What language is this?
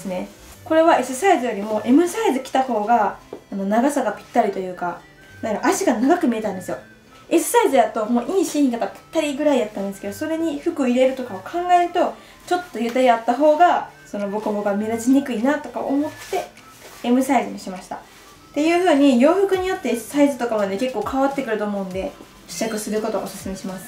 Japanese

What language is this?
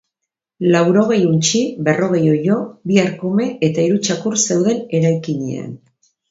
Basque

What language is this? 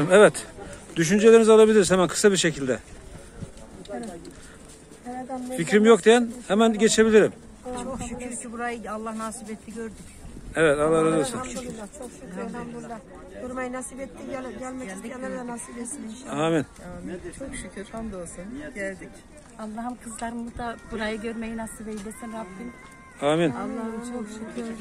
Turkish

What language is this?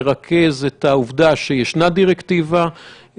Hebrew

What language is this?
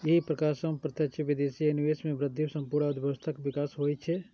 Maithili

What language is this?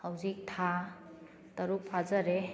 Manipuri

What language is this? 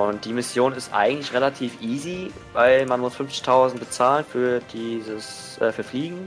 German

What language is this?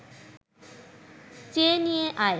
Bangla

